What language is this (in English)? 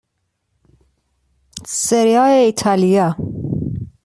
Persian